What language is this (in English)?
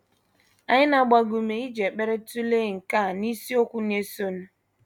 Igbo